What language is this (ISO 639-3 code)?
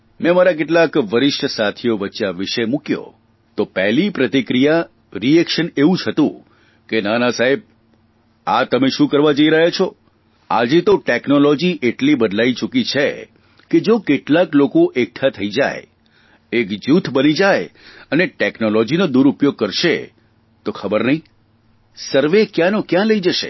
guj